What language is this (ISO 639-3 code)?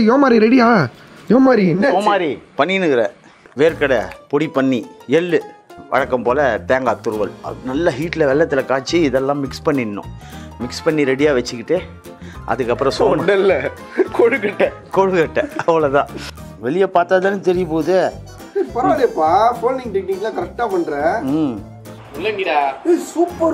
tam